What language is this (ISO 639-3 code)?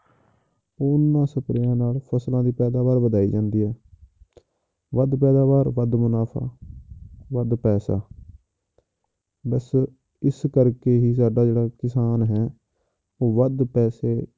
pan